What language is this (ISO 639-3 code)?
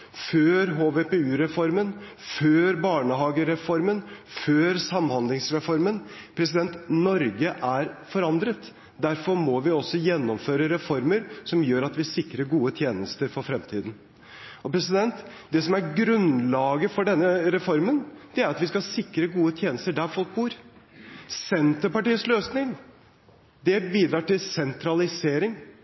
nob